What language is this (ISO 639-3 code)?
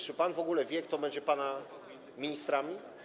pol